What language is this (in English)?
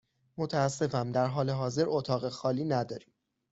Persian